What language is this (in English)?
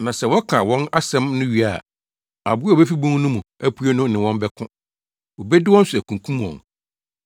Akan